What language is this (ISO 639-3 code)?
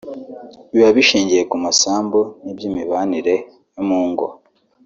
kin